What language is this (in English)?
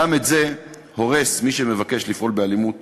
Hebrew